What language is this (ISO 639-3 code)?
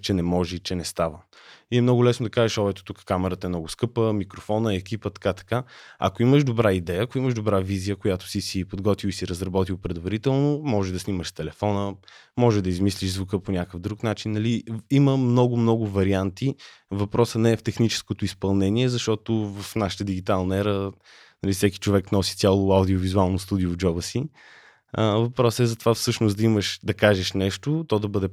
bul